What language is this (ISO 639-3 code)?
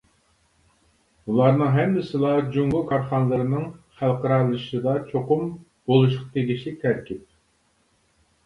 uig